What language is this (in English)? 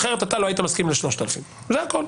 Hebrew